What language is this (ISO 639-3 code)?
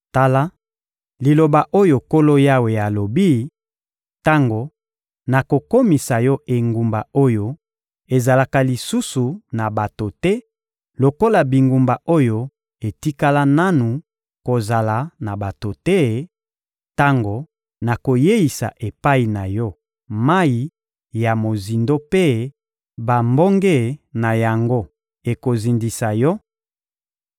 lin